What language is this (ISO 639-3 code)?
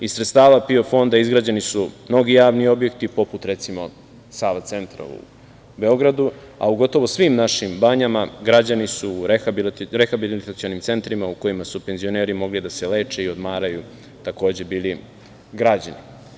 srp